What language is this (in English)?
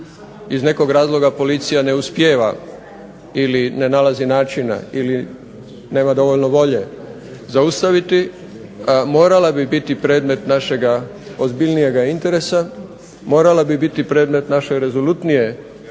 Croatian